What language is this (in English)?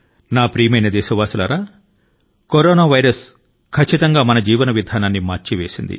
Telugu